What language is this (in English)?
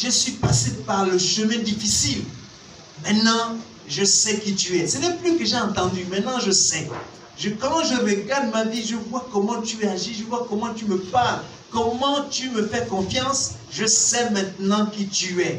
French